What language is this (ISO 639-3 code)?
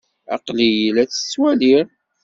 kab